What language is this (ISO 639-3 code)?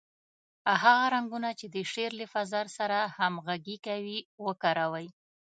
pus